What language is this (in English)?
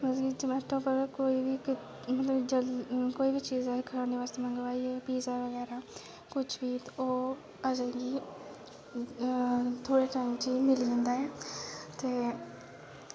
Dogri